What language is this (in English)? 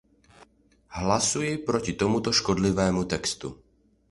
Czech